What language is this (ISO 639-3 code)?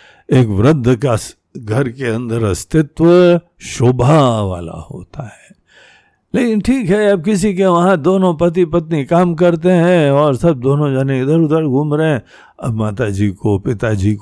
hin